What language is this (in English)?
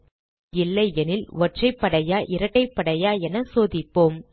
Tamil